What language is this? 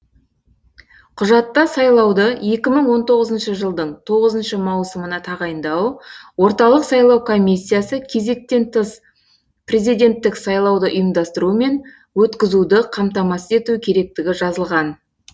Kazakh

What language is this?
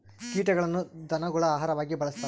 Kannada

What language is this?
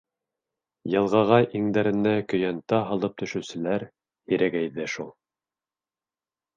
Bashkir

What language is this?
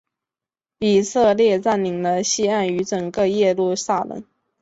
Chinese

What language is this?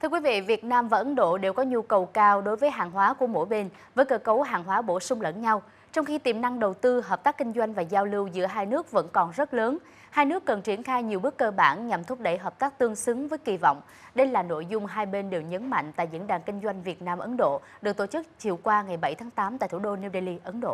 Vietnamese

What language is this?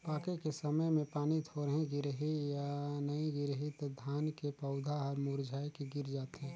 Chhattisgarhi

